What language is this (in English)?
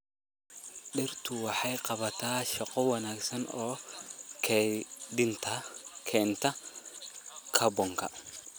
Somali